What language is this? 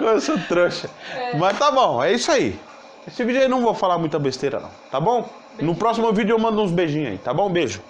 Portuguese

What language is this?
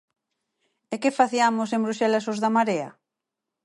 Galician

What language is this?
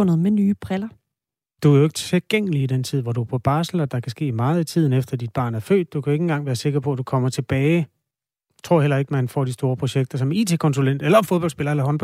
Danish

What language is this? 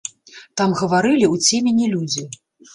Belarusian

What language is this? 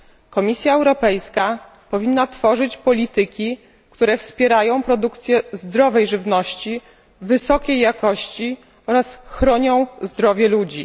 Polish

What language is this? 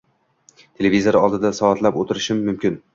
Uzbek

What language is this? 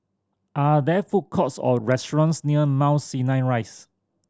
English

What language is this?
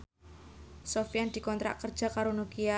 Javanese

